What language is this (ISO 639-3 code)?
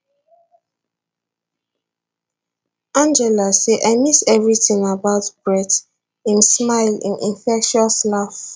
pcm